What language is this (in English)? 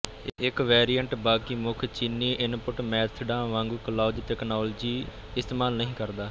Punjabi